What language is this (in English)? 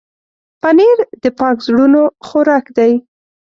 Pashto